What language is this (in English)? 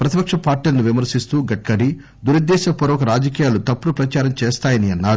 Telugu